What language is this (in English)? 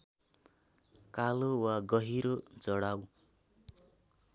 Nepali